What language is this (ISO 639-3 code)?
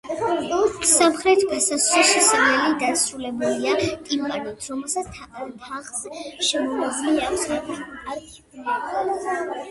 kat